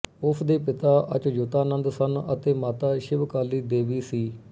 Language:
Punjabi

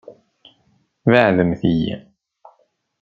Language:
Kabyle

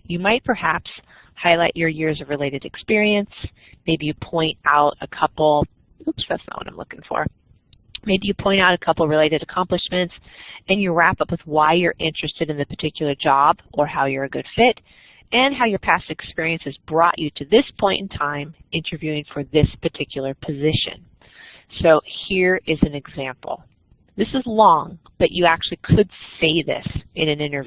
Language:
English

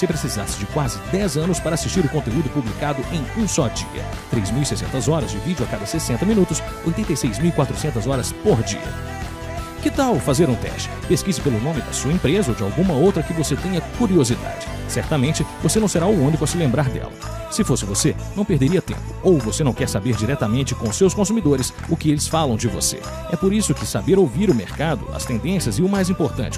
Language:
Portuguese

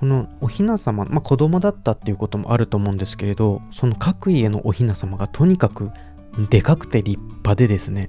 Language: Japanese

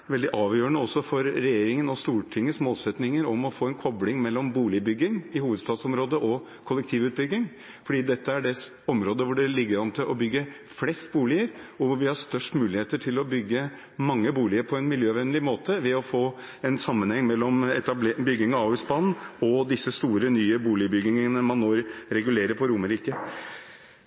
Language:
Norwegian Bokmål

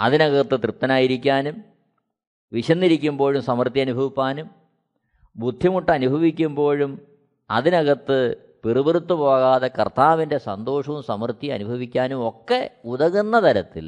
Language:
Malayalam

